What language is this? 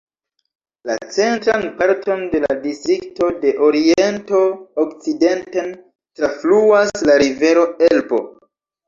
Esperanto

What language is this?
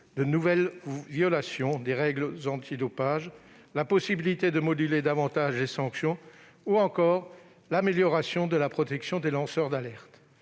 French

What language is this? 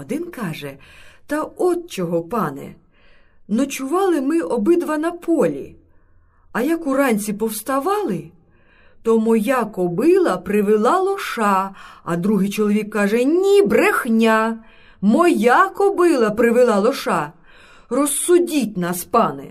Ukrainian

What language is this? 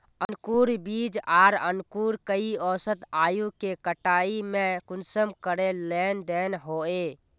Magahi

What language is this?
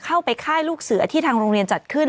Thai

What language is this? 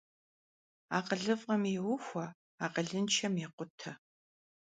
Kabardian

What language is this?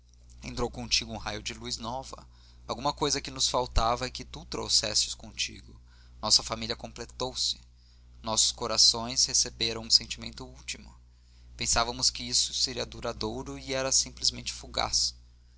Portuguese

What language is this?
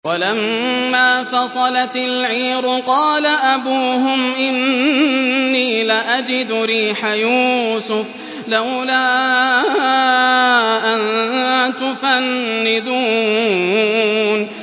Arabic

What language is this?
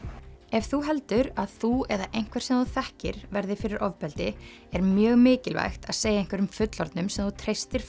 Icelandic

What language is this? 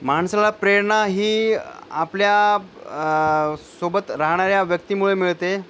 Marathi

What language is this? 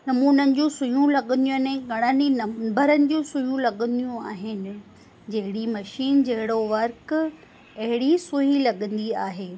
Sindhi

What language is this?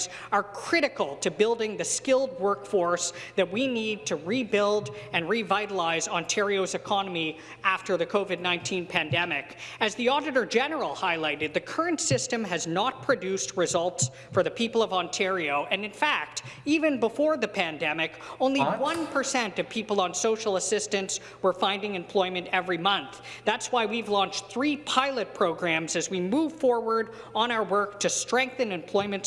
English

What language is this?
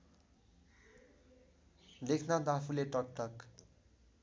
Nepali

